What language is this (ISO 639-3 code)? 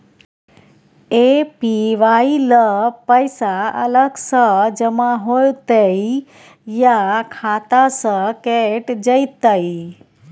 mai